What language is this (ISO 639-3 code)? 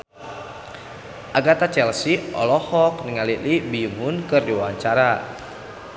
sun